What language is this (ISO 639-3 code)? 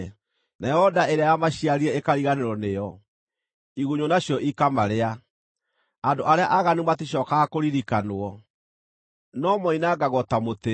kik